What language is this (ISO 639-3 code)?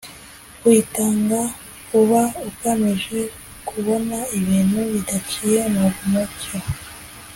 kin